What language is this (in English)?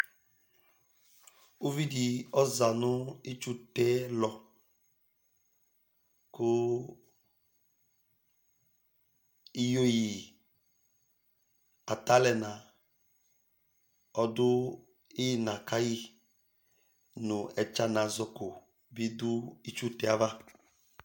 Ikposo